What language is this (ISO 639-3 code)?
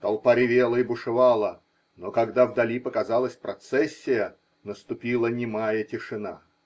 rus